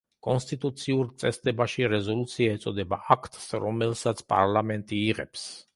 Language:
Georgian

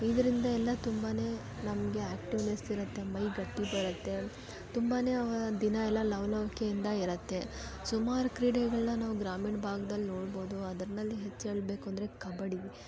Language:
Kannada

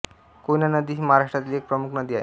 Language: Marathi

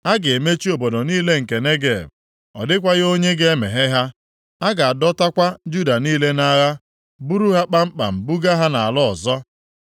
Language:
Igbo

